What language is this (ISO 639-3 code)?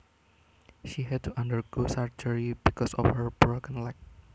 jav